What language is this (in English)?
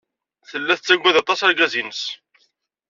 Kabyle